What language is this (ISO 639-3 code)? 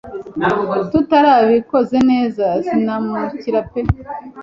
kin